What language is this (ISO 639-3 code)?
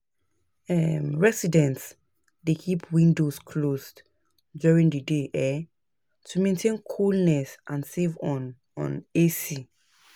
pcm